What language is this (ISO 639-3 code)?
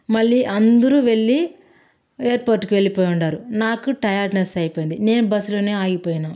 tel